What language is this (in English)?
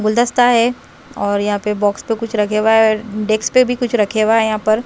Hindi